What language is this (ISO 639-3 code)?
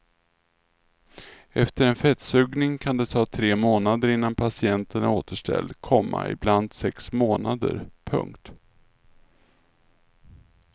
swe